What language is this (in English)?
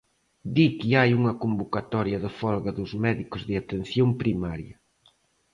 Galician